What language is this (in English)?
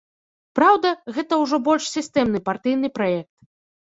Belarusian